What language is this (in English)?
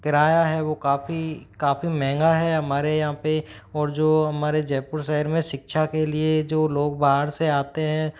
Hindi